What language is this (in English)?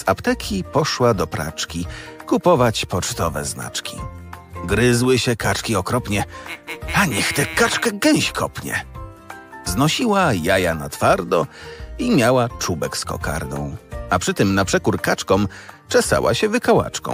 Polish